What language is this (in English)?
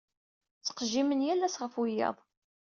Kabyle